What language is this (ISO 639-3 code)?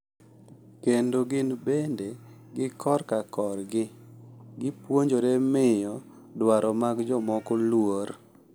luo